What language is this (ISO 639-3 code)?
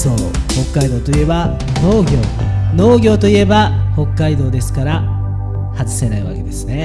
jpn